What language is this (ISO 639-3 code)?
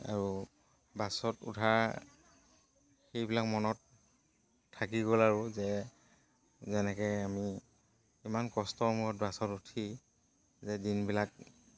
asm